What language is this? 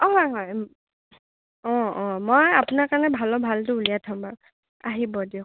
Assamese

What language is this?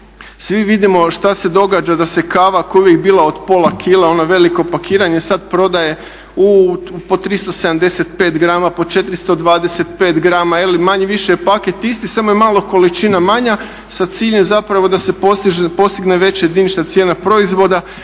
Croatian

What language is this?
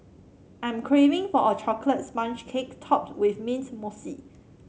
English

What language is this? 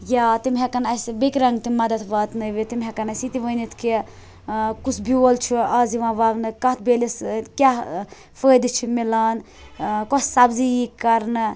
Kashmiri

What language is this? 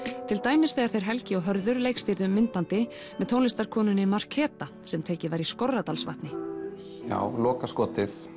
Icelandic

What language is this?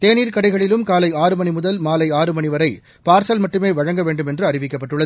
Tamil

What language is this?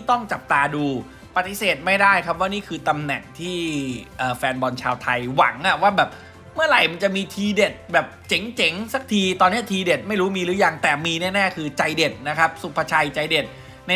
Thai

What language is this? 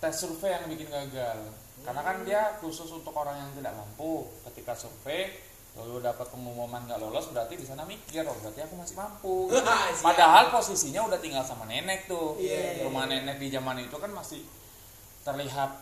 Indonesian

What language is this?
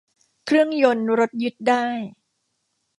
Thai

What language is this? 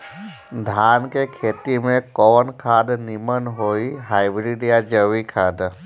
Bhojpuri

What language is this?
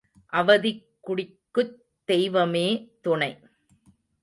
Tamil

